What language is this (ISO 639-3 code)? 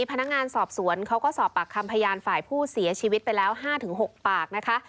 tha